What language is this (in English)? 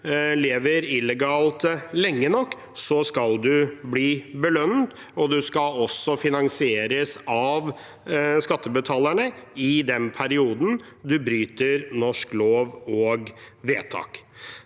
Norwegian